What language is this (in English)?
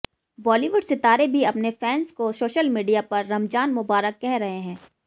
Hindi